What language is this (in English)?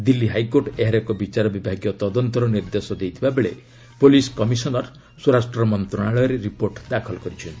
Odia